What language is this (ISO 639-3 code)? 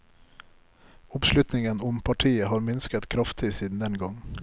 nor